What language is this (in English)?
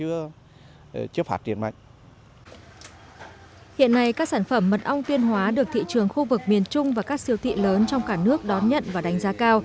Vietnamese